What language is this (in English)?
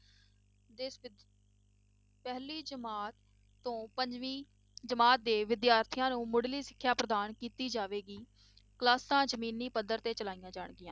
Punjabi